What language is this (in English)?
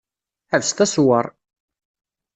Kabyle